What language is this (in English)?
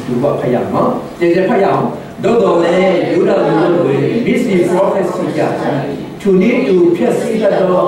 Korean